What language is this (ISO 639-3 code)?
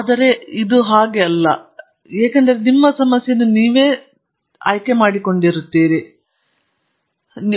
kan